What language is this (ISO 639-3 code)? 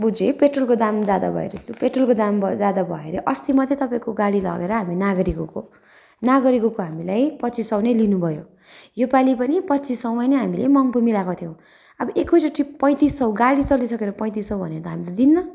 nep